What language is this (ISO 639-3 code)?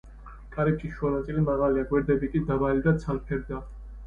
kat